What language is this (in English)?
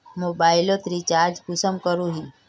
Magahi